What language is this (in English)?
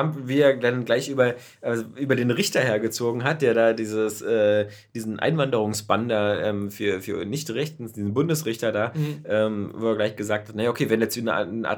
German